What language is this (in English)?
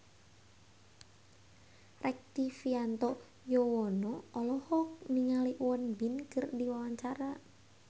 Sundanese